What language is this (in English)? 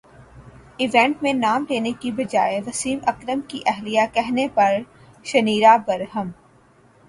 Urdu